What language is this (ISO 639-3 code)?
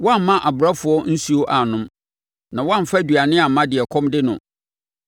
aka